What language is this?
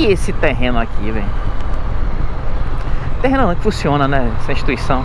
Portuguese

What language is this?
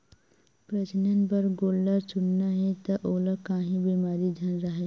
Chhattisgarhi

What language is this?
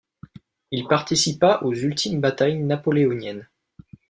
French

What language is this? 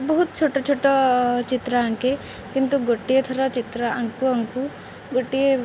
Odia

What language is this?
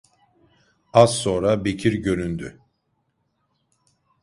Turkish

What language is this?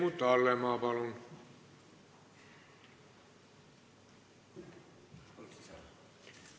Estonian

